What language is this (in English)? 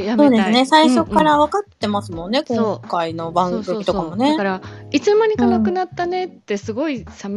Japanese